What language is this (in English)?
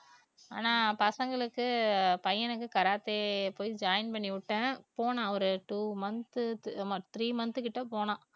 Tamil